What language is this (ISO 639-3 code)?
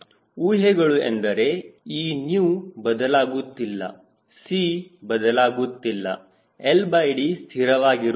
kan